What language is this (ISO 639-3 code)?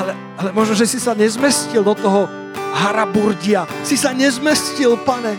slk